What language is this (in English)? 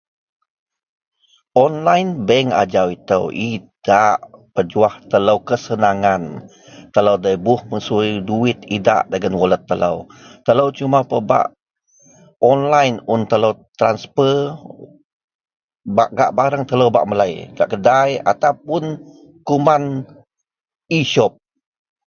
Central Melanau